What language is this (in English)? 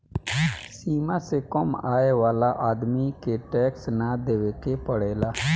Bhojpuri